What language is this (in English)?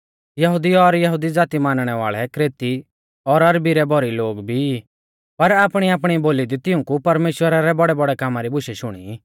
Mahasu Pahari